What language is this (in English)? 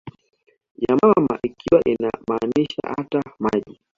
Swahili